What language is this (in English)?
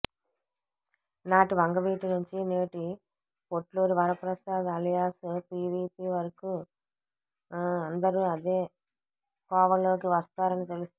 Telugu